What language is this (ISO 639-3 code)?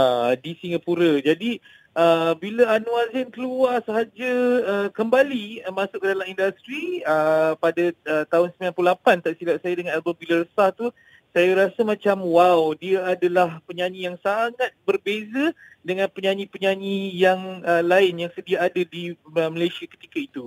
msa